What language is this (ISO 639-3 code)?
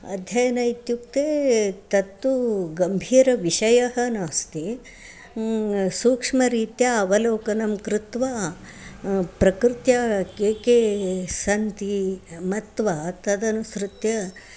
san